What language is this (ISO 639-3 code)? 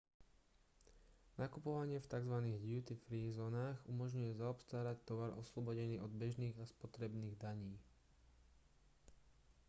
slk